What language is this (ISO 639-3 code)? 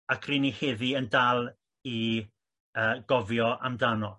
cym